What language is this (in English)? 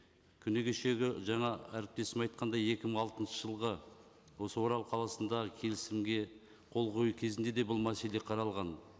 Kazakh